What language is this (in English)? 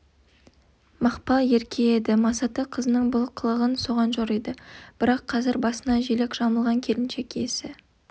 Kazakh